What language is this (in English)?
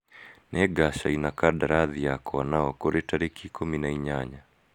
Kikuyu